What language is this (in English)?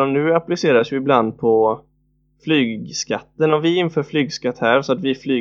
Swedish